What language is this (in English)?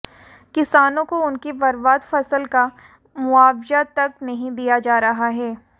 Hindi